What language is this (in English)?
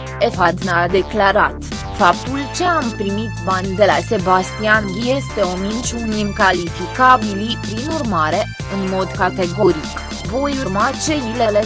Romanian